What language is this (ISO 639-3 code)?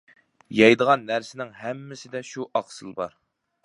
uig